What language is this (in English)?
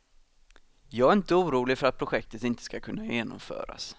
Swedish